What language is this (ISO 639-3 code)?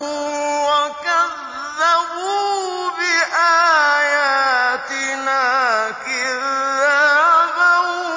ara